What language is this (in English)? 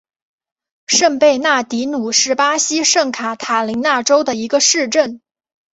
Chinese